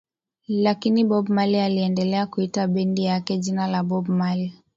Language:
Swahili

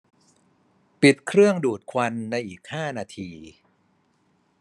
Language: Thai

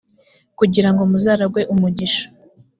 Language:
Kinyarwanda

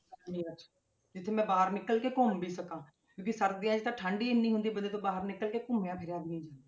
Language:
Punjabi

